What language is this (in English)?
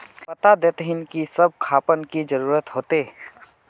Magahi